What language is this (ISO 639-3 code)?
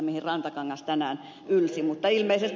fin